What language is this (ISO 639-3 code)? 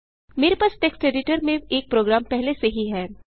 hin